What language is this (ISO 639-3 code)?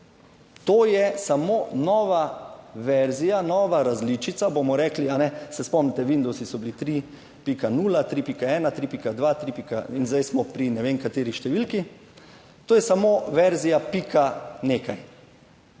slv